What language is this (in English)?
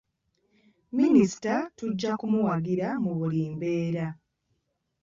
Ganda